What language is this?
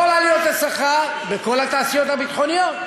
Hebrew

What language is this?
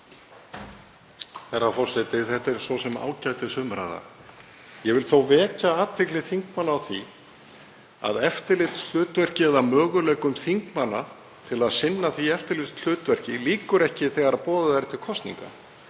Icelandic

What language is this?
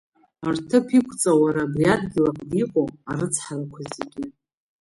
Abkhazian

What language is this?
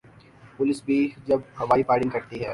Urdu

